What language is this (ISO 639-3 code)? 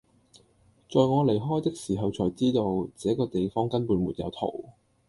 yue